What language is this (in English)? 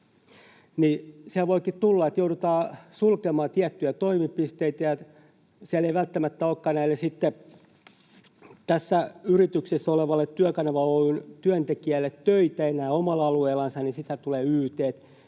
Finnish